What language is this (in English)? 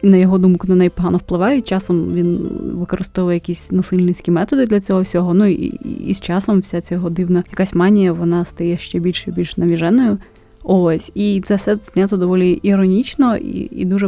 Ukrainian